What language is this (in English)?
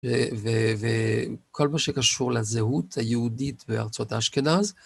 Hebrew